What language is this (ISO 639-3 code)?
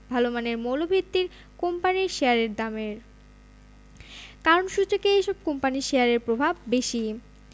ben